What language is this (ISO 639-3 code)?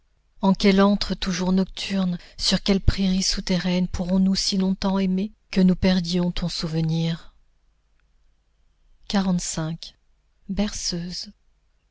fra